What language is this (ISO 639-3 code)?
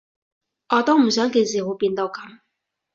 yue